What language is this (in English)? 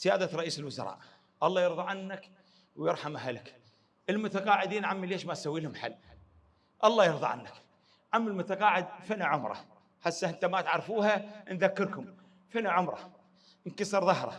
Arabic